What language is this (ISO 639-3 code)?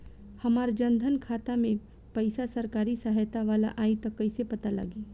bho